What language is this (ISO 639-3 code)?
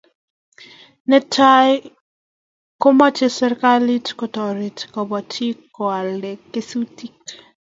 kln